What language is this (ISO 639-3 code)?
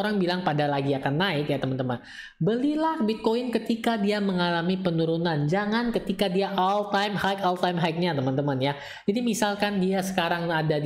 ind